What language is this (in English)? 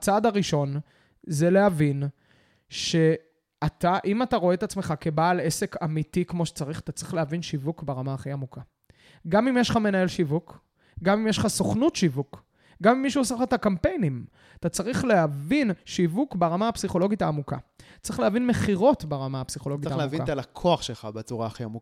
Hebrew